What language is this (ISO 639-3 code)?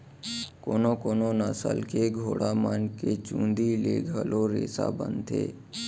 hne